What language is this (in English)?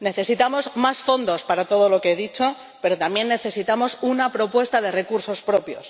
Spanish